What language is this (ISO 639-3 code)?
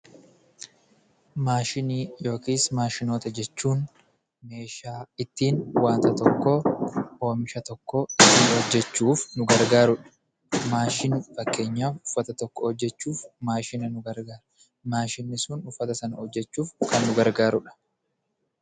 orm